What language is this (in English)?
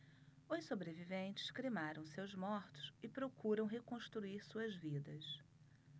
Portuguese